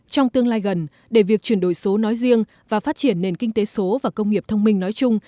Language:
Vietnamese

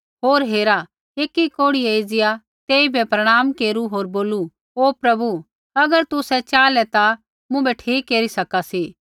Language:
Kullu Pahari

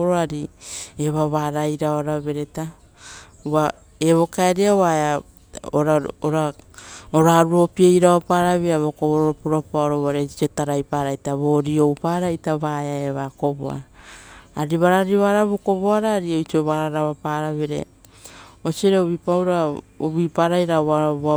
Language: Rotokas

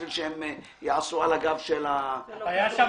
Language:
Hebrew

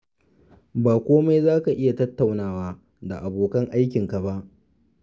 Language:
Hausa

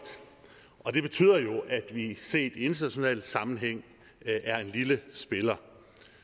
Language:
Danish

